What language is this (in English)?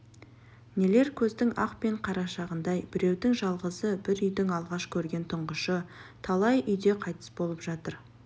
Kazakh